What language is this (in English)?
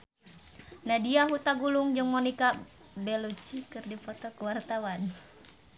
Sundanese